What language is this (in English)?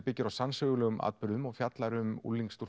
Icelandic